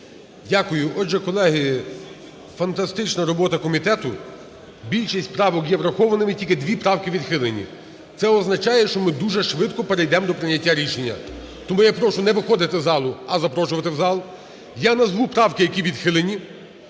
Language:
Ukrainian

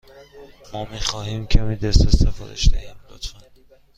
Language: Persian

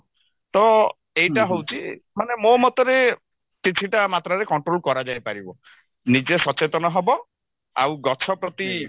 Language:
Odia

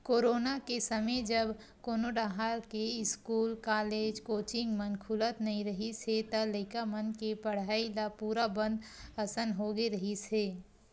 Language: Chhattisgarhi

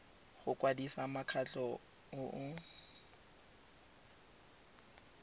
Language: Tswana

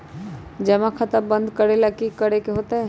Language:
Magahi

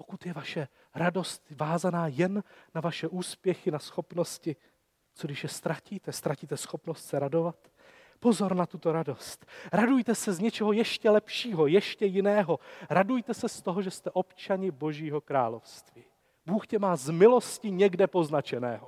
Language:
Czech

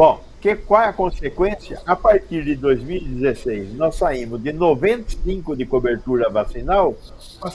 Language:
Portuguese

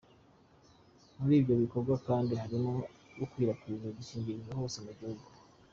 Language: Kinyarwanda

